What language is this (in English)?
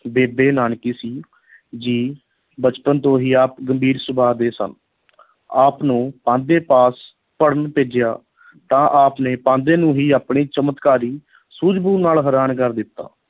Punjabi